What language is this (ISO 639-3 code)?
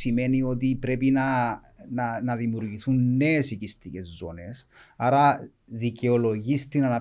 ell